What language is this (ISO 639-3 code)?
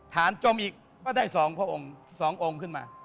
tha